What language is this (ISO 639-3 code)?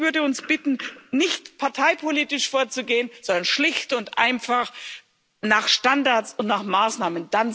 deu